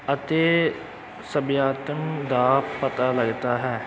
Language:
Punjabi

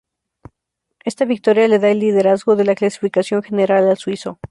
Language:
Spanish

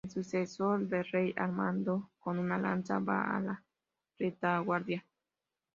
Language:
Spanish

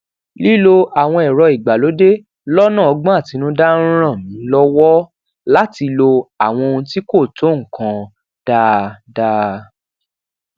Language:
Yoruba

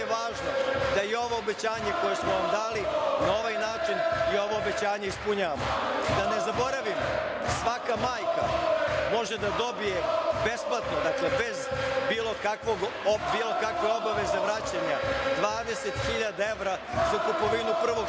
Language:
Serbian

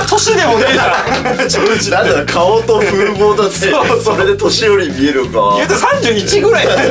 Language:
Japanese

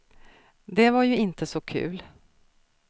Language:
Swedish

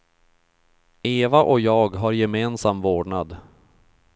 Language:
Swedish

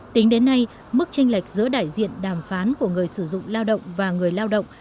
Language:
Vietnamese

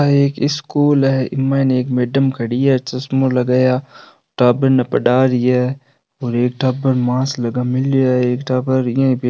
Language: Rajasthani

